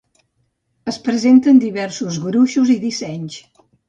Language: Catalan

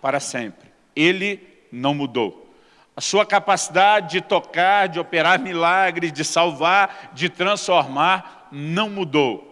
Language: Portuguese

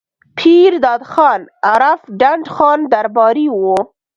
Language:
Pashto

